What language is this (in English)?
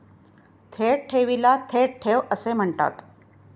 Marathi